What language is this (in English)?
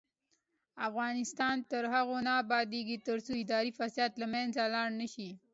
Pashto